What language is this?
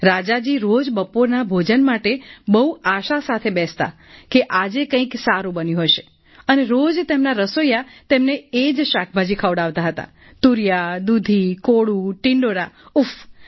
Gujarati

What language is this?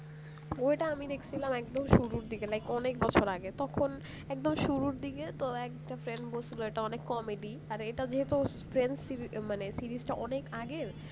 Bangla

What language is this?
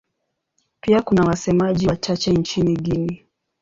Swahili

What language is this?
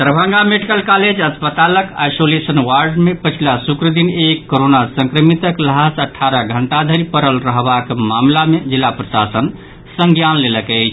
Maithili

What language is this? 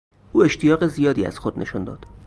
Persian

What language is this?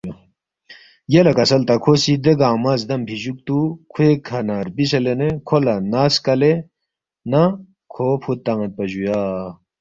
Balti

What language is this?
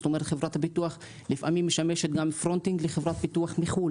Hebrew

